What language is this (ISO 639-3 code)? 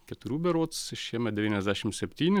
lit